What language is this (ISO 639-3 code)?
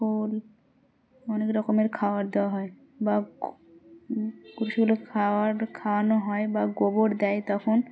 ben